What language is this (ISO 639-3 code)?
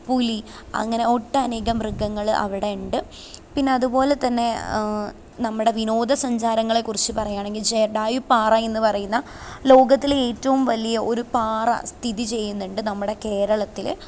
mal